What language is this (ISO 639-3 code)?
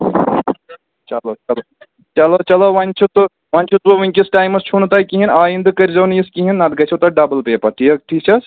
kas